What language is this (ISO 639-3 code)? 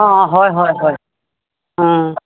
asm